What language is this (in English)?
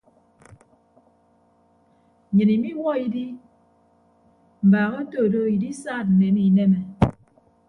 Ibibio